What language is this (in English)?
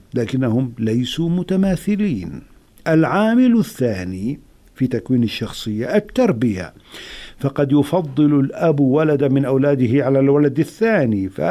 Arabic